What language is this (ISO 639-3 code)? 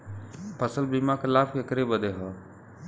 bho